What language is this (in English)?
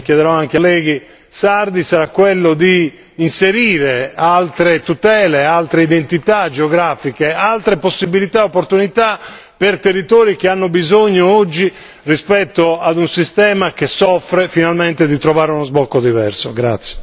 Italian